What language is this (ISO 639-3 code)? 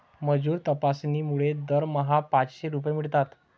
mar